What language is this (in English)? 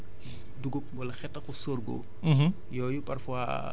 Wolof